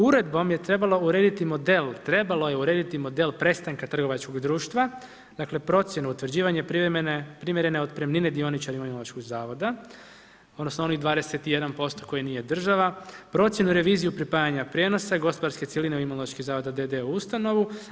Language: Croatian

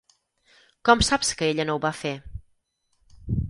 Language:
Catalan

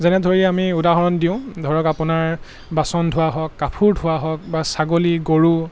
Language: Assamese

